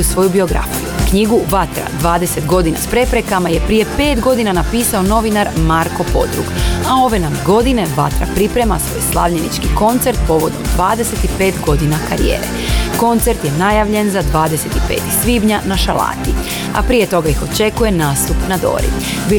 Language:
Croatian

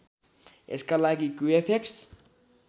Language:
Nepali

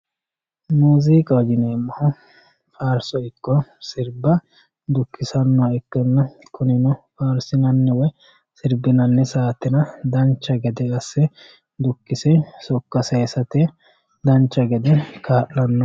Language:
Sidamo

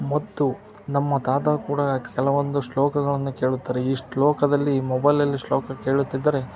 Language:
Kannada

